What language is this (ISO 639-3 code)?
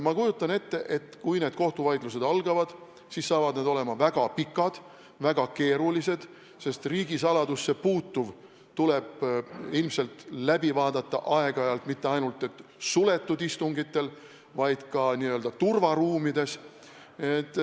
est